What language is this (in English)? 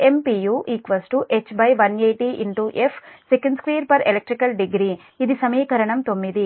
Telugu